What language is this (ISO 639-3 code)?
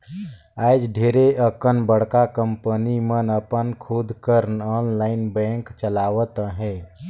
hne